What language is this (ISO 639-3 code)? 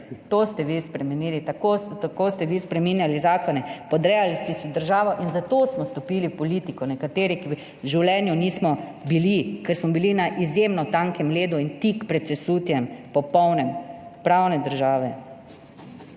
slv